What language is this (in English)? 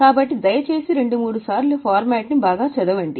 Telugu